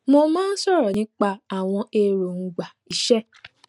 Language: Yoruba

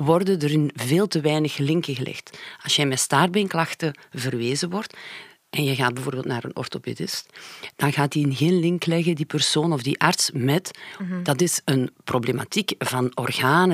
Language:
Dutch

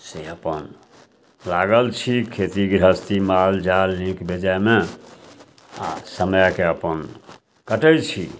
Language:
Maithili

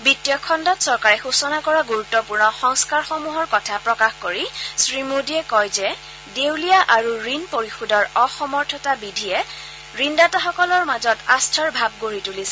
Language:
Assamese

